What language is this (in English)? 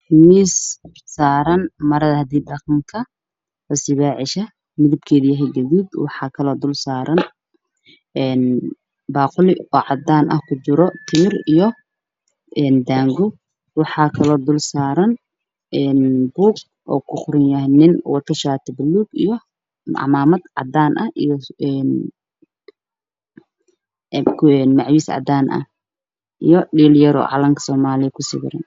Somali